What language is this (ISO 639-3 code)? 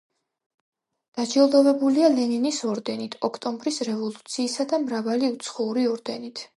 kat